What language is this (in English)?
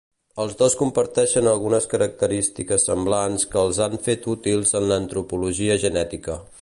Catalan